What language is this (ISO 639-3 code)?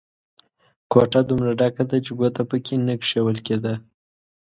pus